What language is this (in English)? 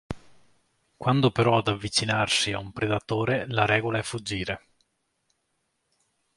Italian